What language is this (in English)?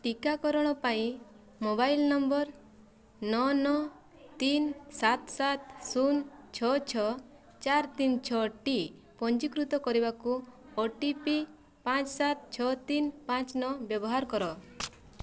Odia